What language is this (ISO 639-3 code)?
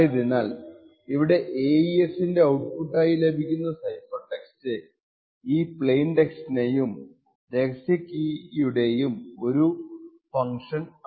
mal